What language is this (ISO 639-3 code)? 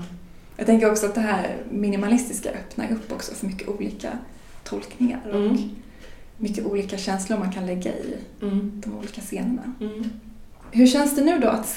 swe